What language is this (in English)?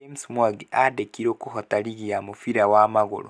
Kikuyu